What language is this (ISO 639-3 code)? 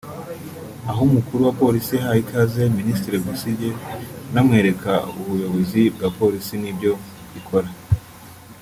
kin